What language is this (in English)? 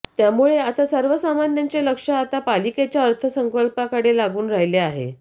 Marathi